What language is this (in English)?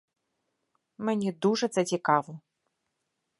Ukrainian